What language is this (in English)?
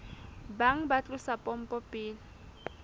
Southern Sotho